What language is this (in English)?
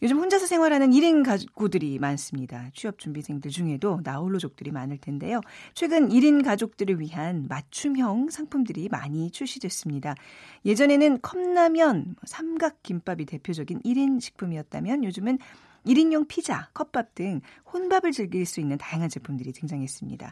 Korean